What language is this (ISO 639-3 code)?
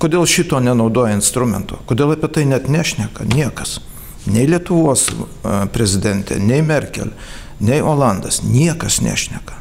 lit